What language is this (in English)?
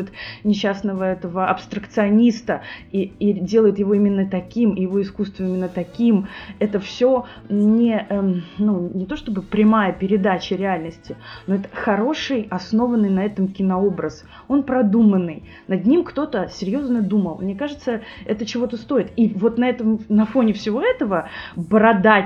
Russian